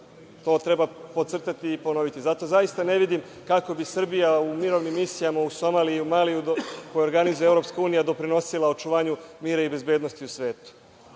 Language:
Serbian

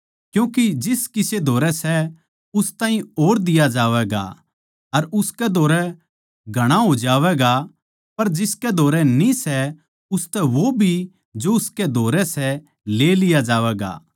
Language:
Haryanvi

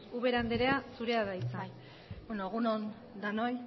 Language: Basque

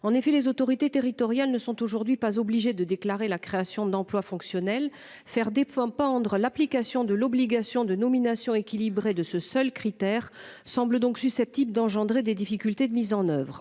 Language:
French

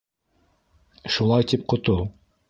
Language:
Bashkir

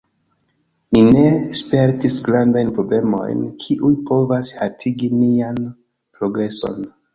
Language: Esperanto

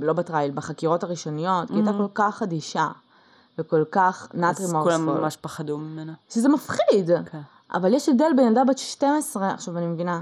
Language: Hebrew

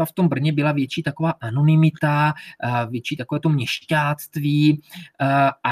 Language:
Czech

